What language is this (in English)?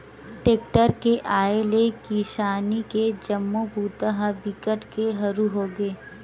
Chhattisgarhi